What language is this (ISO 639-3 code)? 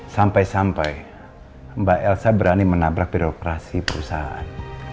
ind